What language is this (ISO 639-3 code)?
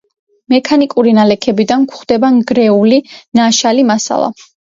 kat